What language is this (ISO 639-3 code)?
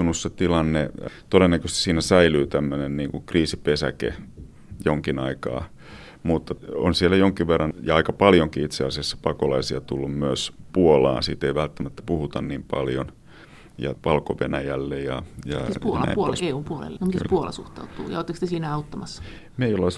fin